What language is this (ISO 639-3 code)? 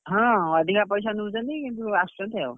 ori